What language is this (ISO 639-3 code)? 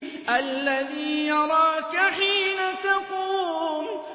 ara